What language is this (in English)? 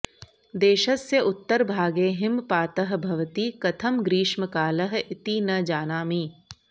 Sanskrit